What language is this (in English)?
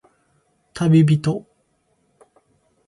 Japanese